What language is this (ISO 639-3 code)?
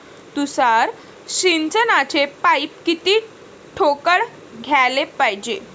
mar